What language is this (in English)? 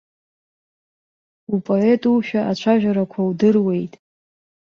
Abkhazian